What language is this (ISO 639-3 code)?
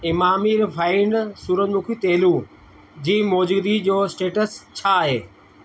snd